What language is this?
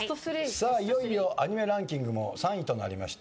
Japanese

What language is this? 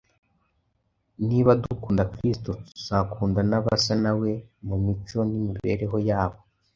Kinyarwanda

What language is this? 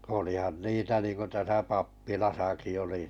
Finnish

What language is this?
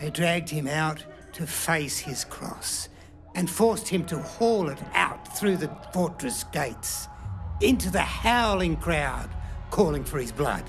English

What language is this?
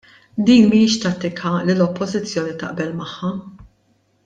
Maltese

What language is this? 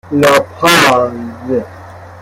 Persian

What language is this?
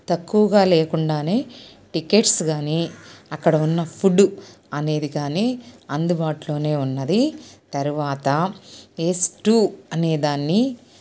Telugu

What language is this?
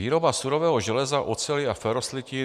Czech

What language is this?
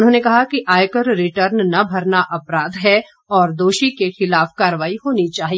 Hindi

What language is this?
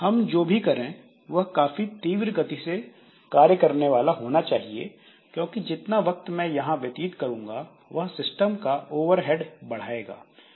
Hindi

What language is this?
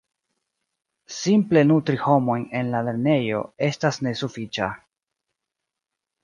Esperanto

